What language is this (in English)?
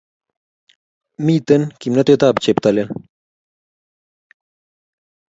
Kalenjin